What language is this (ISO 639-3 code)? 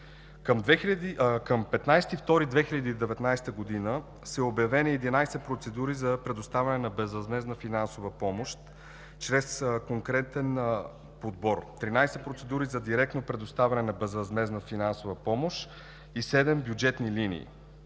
bul